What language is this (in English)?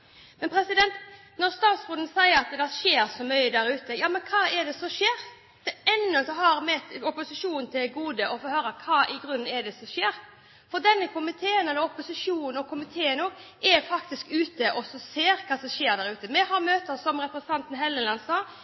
Norwegian Bokmål